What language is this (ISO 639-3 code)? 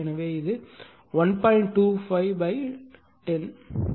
tam